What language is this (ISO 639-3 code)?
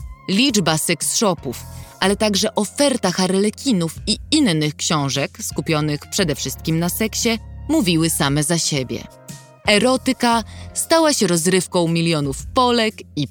pol